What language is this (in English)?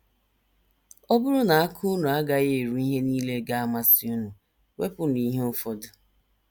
Igbo